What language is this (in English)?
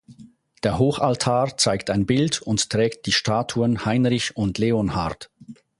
German